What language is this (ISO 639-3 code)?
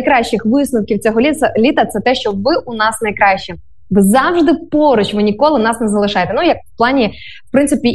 ukr